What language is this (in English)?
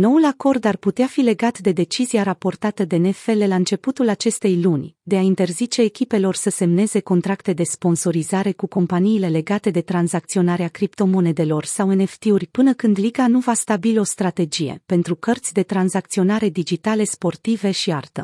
Romanian